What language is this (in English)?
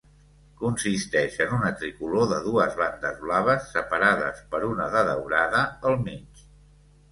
Catalan